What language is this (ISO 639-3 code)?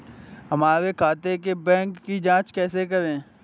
hin